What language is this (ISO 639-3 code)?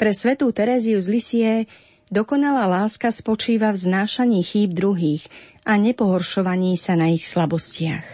slk